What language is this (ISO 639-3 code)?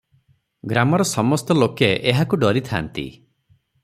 ori